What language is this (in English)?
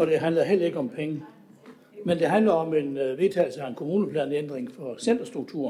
Danish